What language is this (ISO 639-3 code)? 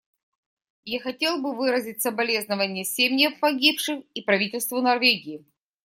rus